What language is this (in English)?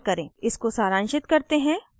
Hindi